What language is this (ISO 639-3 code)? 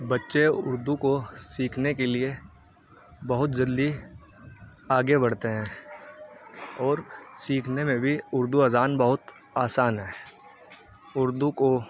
urd